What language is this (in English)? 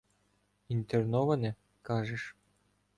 Ukrainian